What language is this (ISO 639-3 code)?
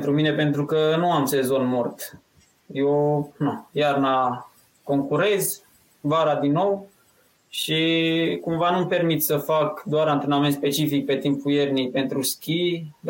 ron